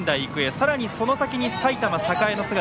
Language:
Japanese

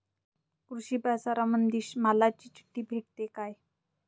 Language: Marathi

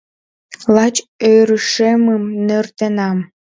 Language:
Mari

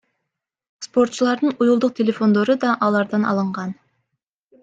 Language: Kyrgyz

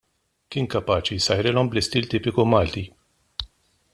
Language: Maltese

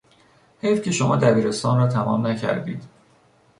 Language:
Persian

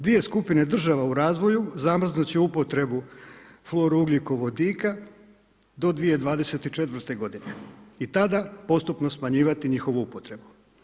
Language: Croatian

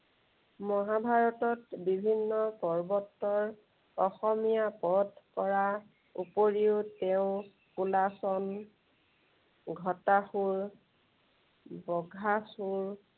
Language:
Assamese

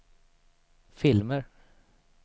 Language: Swedish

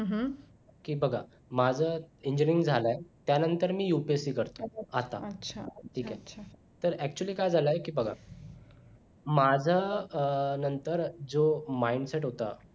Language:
Marathi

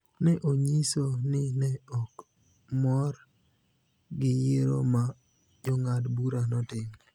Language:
Luo (Kenya and Tanzania)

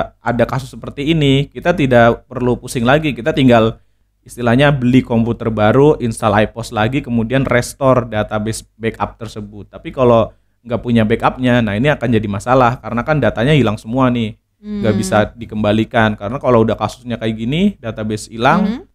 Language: Indonesian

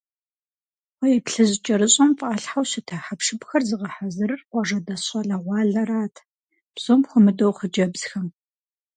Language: Kabardian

